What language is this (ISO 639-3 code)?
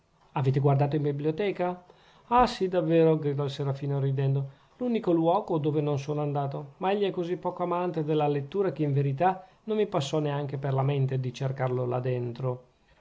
ita